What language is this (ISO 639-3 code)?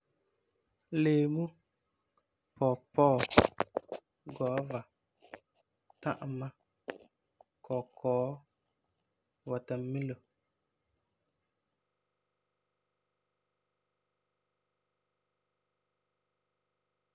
gur